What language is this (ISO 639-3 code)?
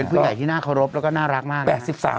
tha